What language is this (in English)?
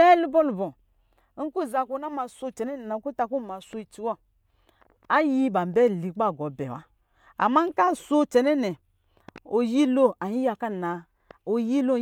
Lijili